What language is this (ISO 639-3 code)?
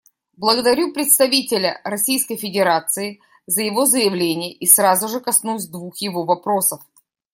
rus